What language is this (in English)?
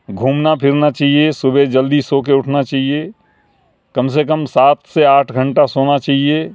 Urdu